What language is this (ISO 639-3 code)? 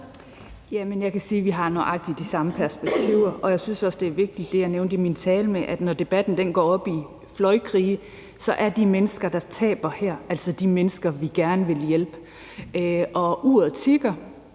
dan